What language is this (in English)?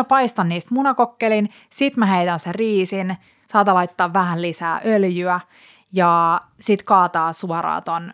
Finnish